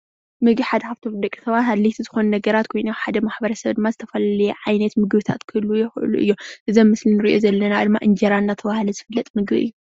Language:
Tigrinya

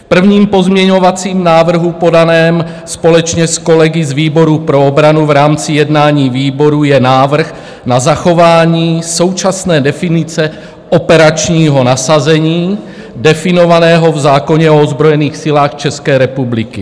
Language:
Czech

